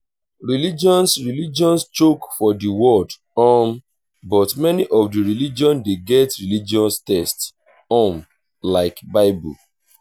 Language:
Nigerian Pidgin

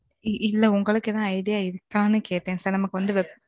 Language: Tamil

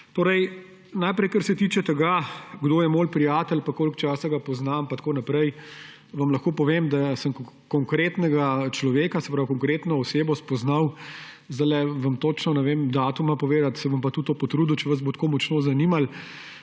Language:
Slovenian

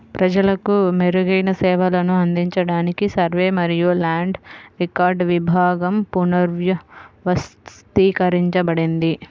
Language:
Telugu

